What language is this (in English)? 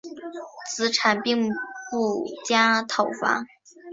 Chinese